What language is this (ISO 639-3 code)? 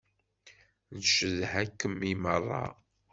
kab